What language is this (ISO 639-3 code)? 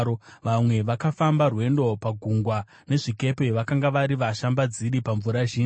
sna